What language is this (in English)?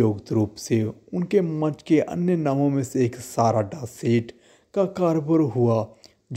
Hindi